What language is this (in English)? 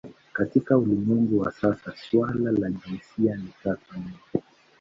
Swahili